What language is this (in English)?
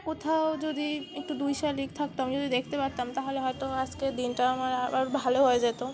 Bangla